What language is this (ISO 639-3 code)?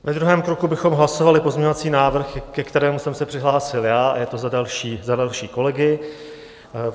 ces